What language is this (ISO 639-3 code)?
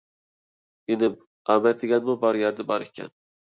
uig